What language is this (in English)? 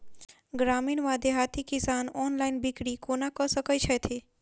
Maithili